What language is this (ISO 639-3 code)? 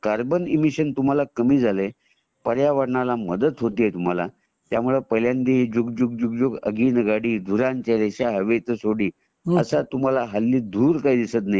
mar